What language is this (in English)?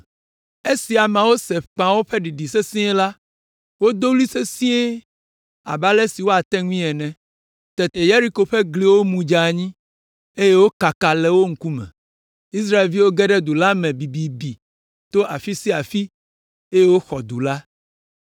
Ewe